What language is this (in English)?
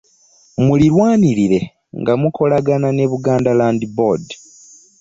Ganda